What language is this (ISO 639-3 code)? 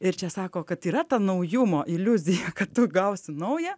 lit